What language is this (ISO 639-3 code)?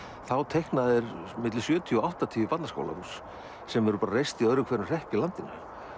isl